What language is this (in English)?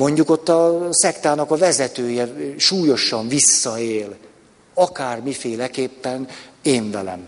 Hungarian